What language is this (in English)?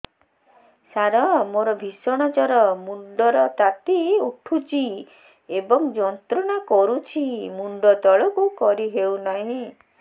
Odia